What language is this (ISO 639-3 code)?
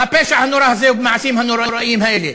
heb